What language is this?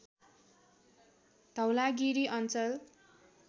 Nepali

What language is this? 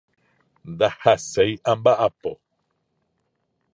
Guarani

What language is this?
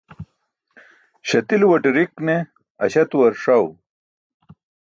Burushaski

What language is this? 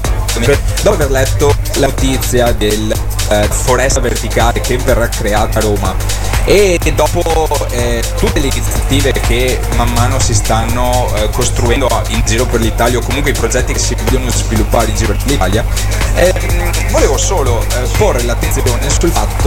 Italian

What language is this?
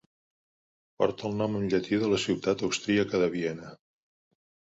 Catalan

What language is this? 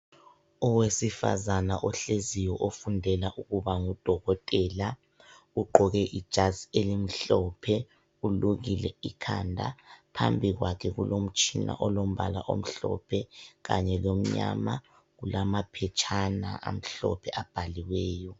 North Ndebele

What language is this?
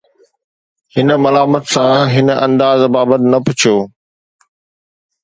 Sindhi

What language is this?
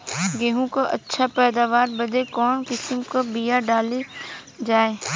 Bhojpuri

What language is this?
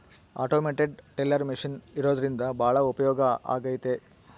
Kannada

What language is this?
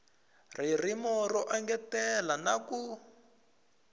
Tsonga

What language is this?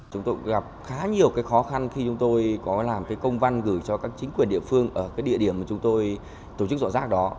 Vietnamese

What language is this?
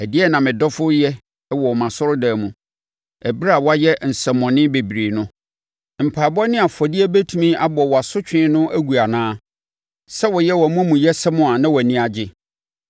Akan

